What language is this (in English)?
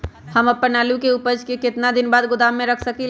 Magahi